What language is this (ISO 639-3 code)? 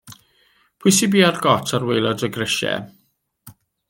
cym